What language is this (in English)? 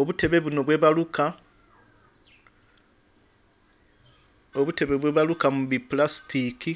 Soga